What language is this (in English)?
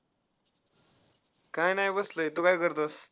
Marathi